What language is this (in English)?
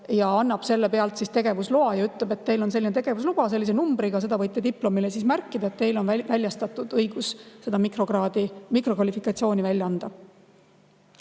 Estonian